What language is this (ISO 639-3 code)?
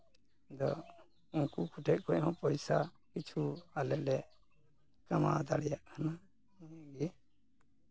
sat